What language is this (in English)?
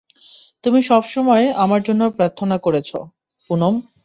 Bangla